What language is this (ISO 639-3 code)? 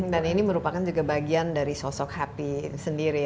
ind